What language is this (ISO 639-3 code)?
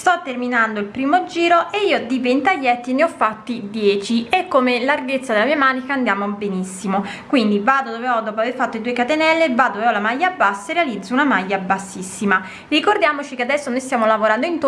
ita